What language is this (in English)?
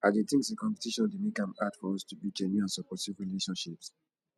Nigerian Pidgin